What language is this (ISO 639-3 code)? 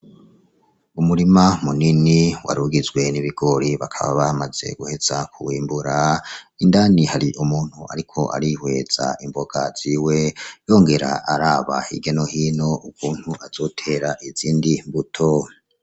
run